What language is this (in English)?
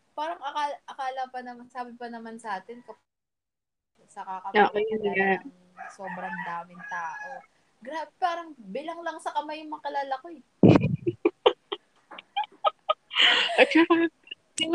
Filipino